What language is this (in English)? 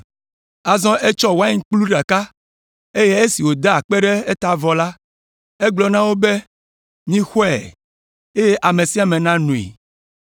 Ewe